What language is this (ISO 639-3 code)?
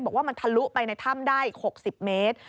tha